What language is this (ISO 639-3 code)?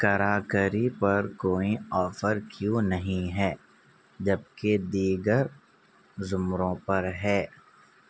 urd